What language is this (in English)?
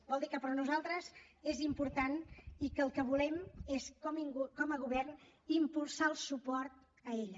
Catalan